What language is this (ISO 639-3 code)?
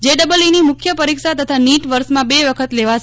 guj